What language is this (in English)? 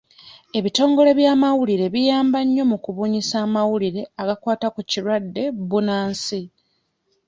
Ganda